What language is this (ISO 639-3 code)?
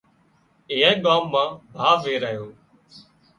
kxp